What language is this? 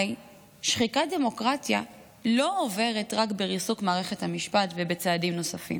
Hebrew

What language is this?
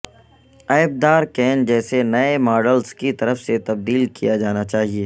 Urdu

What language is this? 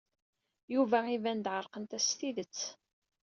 Kabyle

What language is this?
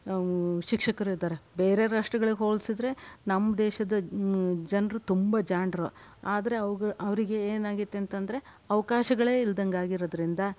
Kannada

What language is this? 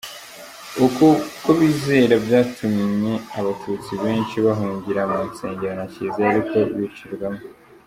Kinyarwanda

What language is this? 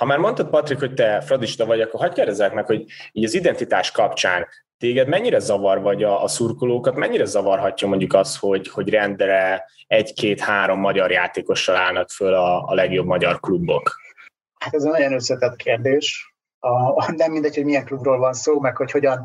Hungarian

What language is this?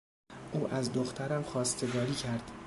Persian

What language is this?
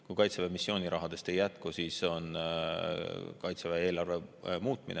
Estonian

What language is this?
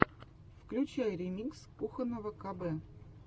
Russian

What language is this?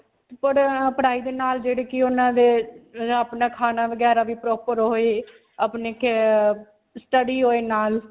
Punjabi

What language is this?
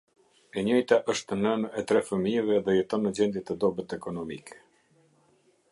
Albanian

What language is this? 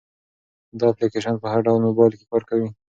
Pashto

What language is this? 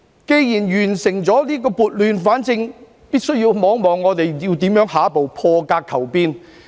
Cantonese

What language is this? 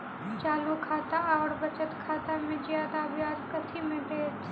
Maithili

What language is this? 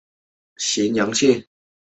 Chinese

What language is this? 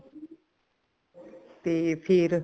Punjabi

